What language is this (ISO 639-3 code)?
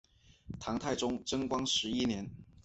zho